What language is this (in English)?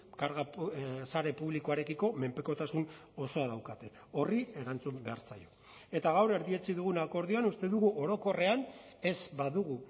Basque